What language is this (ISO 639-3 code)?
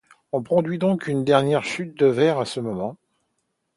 fra